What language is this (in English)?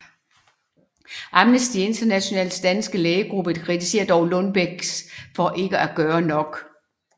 Danish